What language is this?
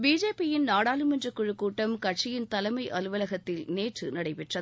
Tamil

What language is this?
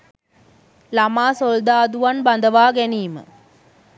Sinhala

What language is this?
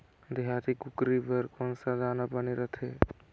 Chhattisgarhi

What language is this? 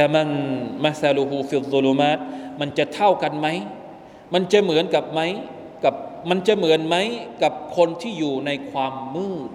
Thai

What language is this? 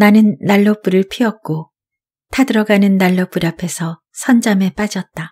Korean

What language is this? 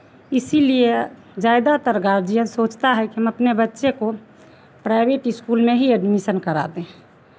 Hindi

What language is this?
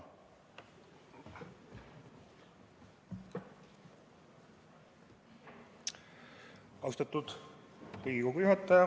Estonian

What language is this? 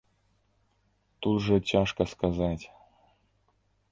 Belarusian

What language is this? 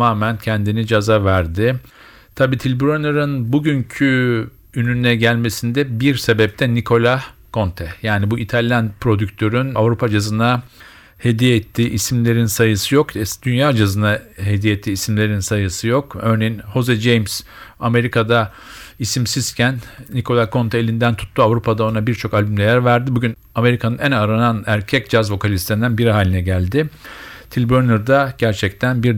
Turkish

